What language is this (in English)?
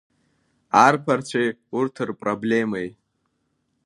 Abkhazian